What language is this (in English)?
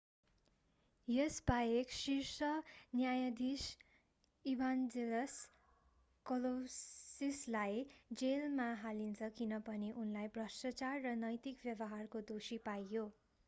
Nepali